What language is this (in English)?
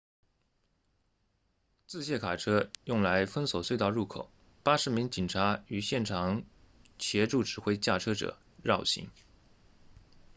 Chinese